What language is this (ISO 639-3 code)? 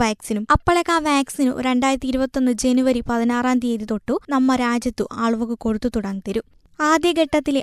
mal